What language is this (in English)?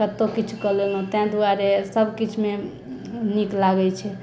Maithili